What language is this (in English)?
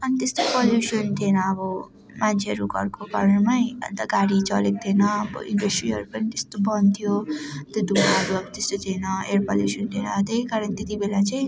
Nepali